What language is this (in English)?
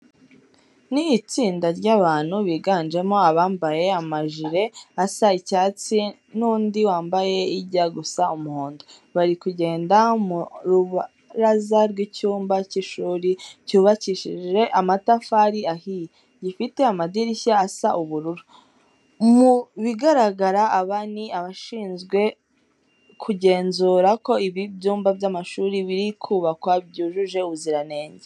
Kinyarwanda